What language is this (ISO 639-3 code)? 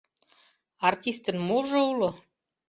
chm